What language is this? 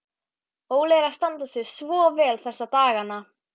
Icelandic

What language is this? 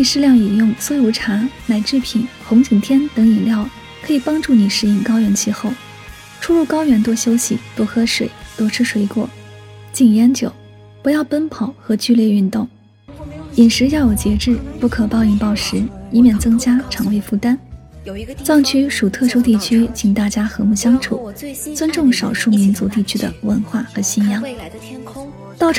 Chinese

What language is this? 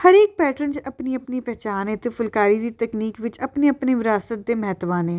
Punjabi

